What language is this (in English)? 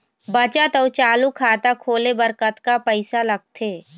Chhattisgarhi